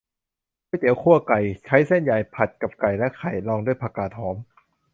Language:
Thai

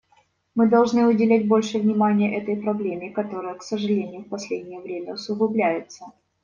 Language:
Russian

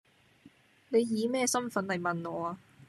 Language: Cantonese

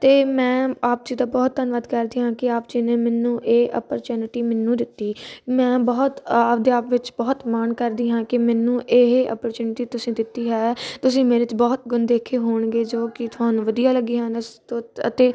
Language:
Punjabi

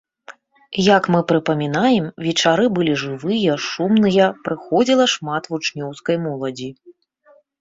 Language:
Belarusian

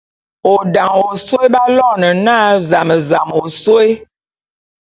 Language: Bulu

